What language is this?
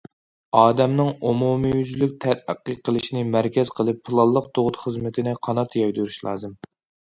Uyghur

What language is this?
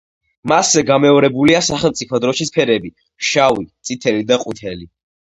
Georgian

